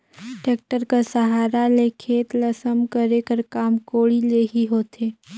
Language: Chhattisgarhi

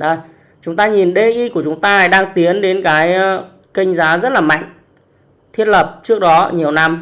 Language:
Vietnamese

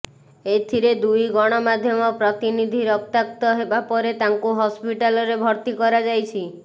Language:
Odia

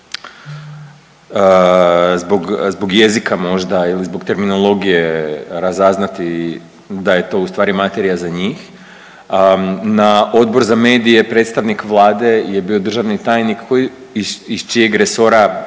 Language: Croatian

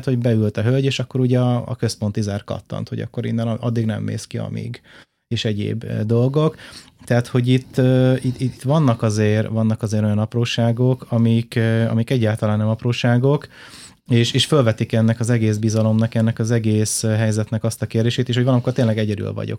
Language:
Hungarian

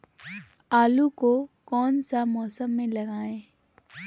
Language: Magahi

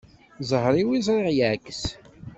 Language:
Kabyle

